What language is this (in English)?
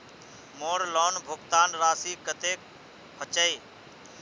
Magahi